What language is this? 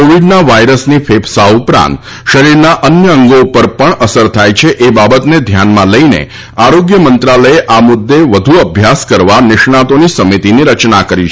Gujarati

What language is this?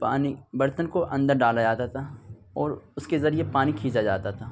Urdu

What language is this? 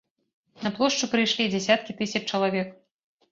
Belarusian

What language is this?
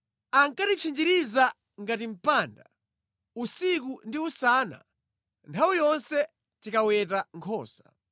Nyanja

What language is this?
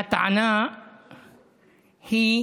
Hebrew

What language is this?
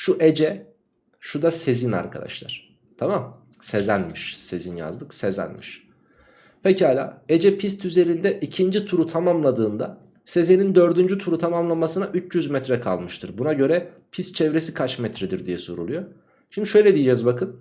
Turkish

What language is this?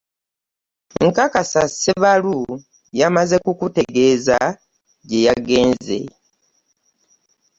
Ganda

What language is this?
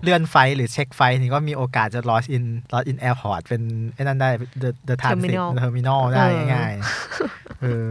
Thai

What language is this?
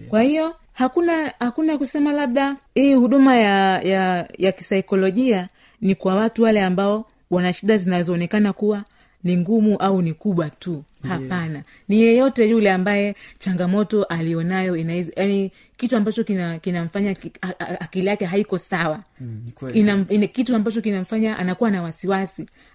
Swahili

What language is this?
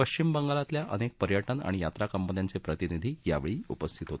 Marathi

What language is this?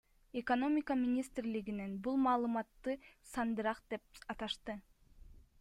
Kyrgyz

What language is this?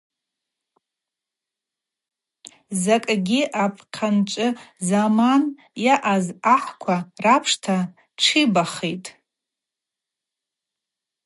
Abaza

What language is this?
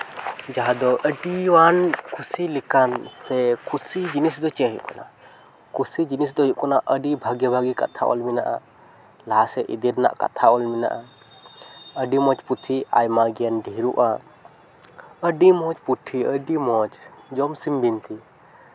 Santali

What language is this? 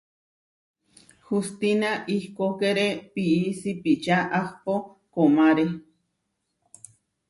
Huarijio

